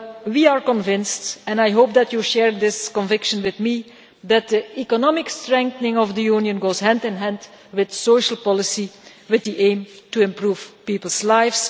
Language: English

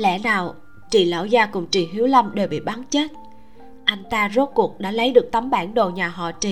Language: Vietnamese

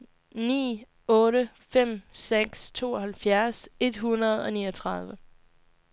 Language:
Danish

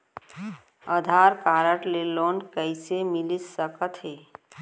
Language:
Chhattisgarhi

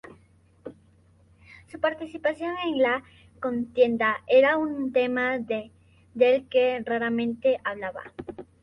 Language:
Spanish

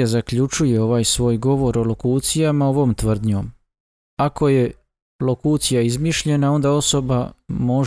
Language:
Croatian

